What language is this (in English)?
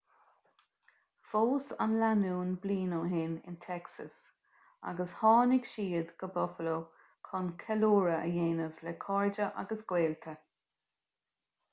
Irish